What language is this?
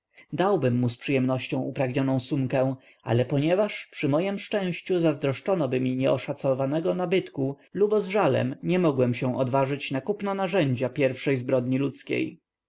Polish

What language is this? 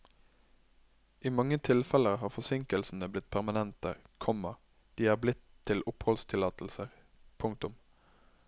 Norwegian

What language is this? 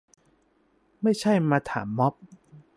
Thai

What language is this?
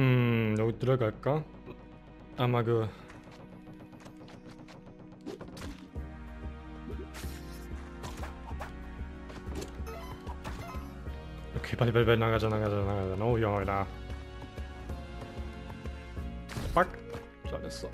Korean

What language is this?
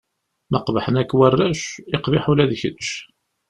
Kabyle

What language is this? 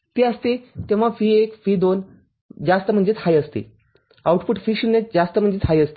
Marathi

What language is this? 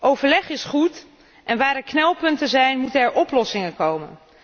Dutch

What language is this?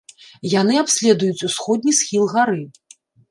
Belarusian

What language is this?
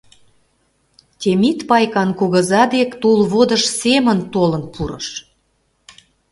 Mari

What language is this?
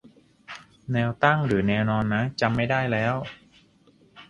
Thai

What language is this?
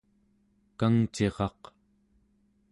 Central Yupik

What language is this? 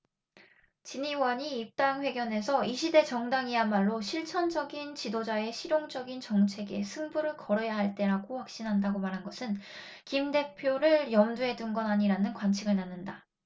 Korean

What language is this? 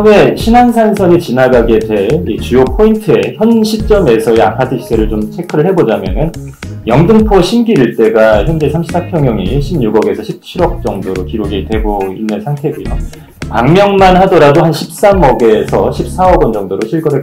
Korean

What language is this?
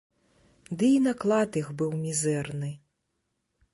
Belarusian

